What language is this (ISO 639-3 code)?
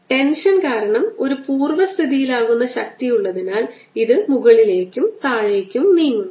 mal